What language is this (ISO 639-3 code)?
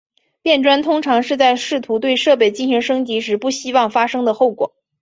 zho